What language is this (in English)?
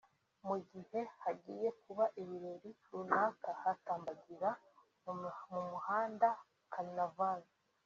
Kinyarwanda